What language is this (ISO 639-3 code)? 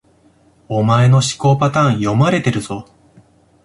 jpn